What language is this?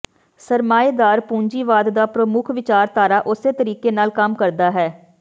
Punjabi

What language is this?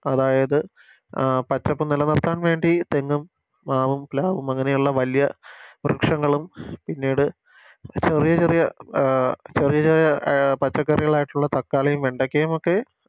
Malayalam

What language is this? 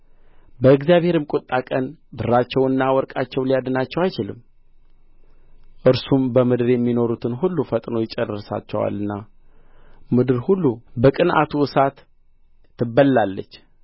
Amharic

